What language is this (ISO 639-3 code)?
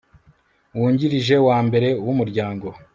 kin